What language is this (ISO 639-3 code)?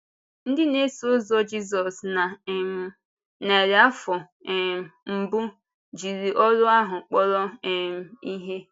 ibo